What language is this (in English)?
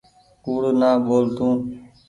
Goaria